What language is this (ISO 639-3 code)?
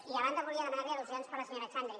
cat